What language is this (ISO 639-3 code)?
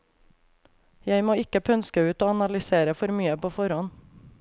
nor